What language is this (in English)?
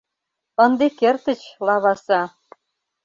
Mari